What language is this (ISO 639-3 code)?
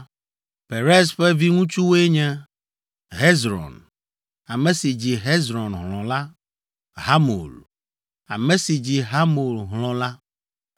ewe